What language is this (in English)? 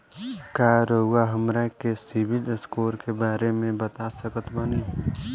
Bhojpuri